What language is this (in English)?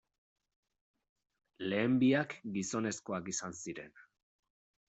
Basque